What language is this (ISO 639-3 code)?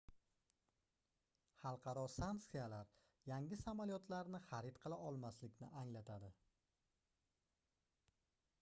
uzb